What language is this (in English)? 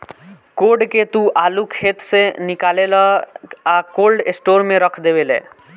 Bhojpuri